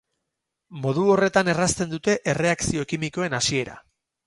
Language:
Basque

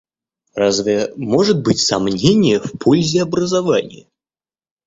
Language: Russian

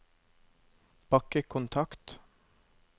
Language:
Norwegian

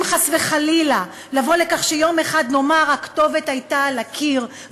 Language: Hebrew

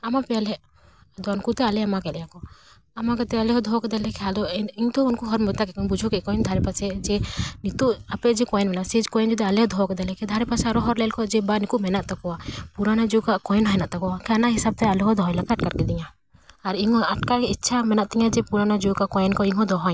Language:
Santali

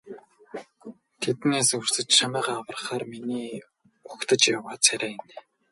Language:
Mongolian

